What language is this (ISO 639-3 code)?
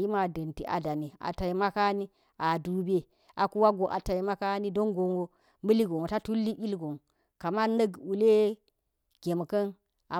gyz